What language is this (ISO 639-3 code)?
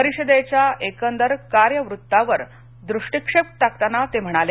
mar